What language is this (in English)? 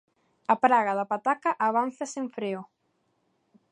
Galician